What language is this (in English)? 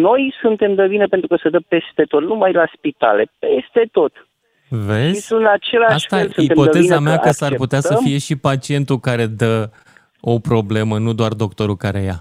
Romanian